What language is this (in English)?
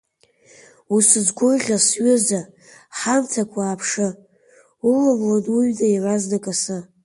Abkhazian